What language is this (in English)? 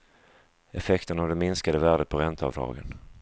Swedish